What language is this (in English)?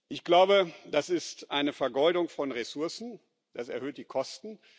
German